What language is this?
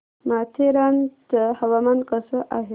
Marathi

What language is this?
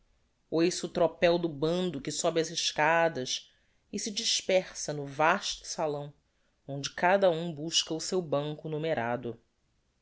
Portuguese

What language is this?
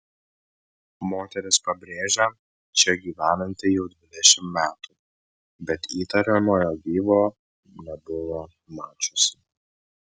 Lithuanian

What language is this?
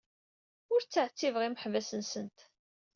Kabyle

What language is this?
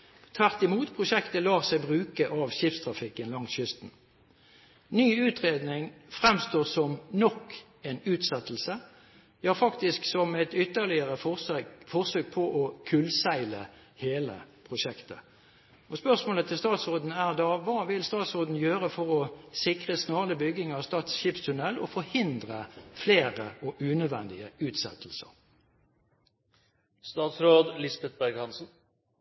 Norwegian Bokmål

